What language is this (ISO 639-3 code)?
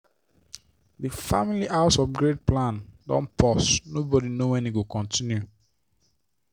pcm